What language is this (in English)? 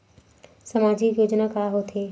Chhattisgarhi